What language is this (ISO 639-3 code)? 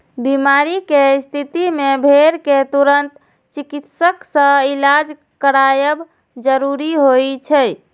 mai